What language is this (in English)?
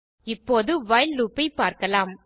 Tamil